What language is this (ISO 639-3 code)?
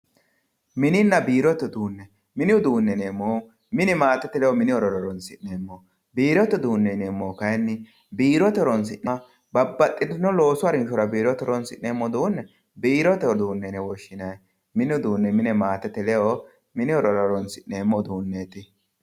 sid